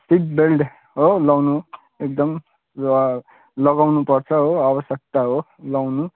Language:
Nepali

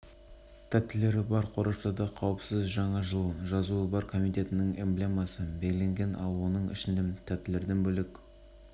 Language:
Kazakh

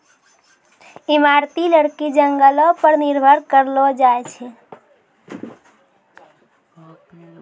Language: Maithili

